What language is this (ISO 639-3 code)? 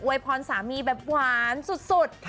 tha